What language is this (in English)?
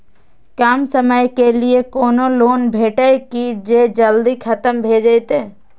Maithili